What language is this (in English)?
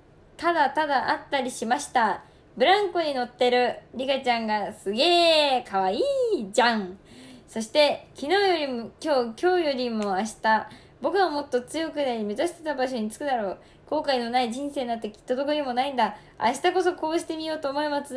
Japanese